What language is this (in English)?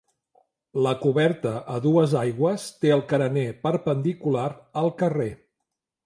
Catalan